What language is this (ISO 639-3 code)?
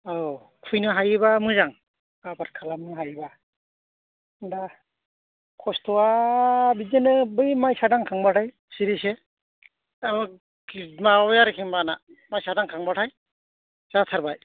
brx